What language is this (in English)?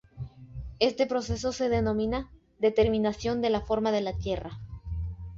Spanish